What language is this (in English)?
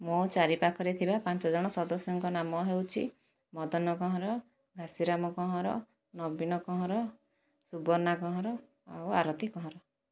Odia